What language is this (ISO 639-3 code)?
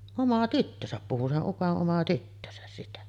fin